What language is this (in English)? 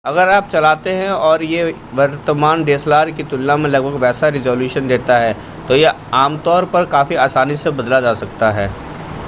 Hindi